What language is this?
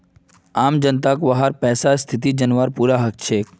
Magahi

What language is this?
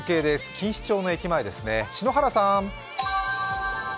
Japanese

